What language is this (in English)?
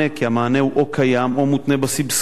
Hebrew